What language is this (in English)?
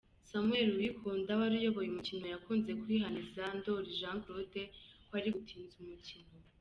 Kinyarwanda